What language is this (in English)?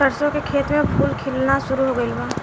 Bhojpuri